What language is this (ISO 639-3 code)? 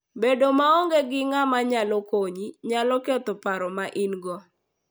luo